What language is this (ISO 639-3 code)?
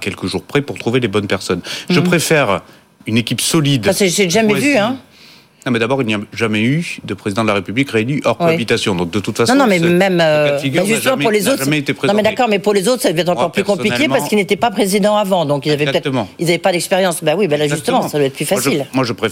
fra